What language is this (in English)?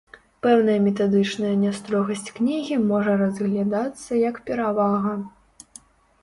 Belarusian